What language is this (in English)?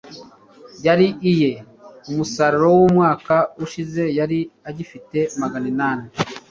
Kinyarwanda